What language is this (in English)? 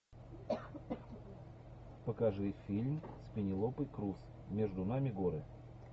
Russian